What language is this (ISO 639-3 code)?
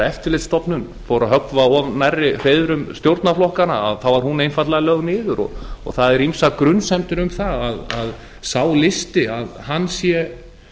isl